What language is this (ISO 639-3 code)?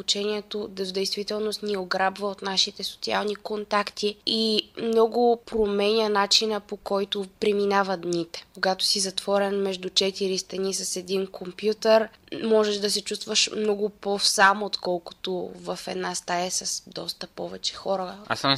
bul